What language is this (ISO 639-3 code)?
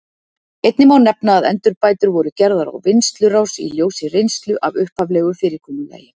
isl